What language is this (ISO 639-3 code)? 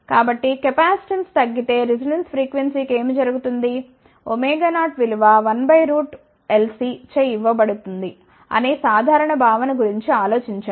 tel